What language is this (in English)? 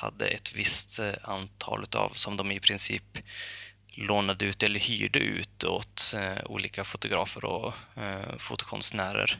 Swedish